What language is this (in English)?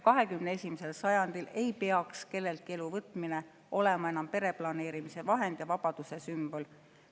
Estonian